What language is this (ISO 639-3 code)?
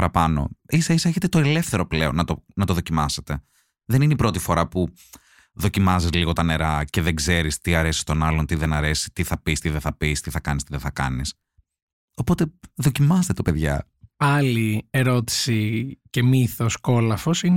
ell